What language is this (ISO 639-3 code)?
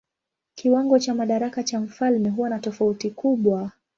swa